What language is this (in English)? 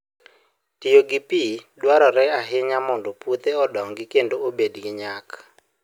Luo (Kenya and Tanzania)